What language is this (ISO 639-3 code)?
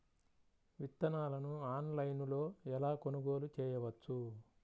tel